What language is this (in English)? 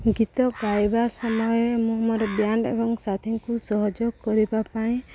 Odia